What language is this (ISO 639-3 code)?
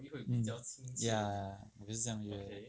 eng